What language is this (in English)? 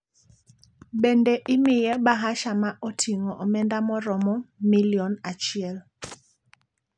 Luo (Kenya and Tanzania)